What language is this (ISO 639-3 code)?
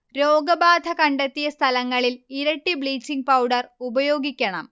mal